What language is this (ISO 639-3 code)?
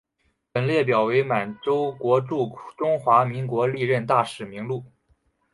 zho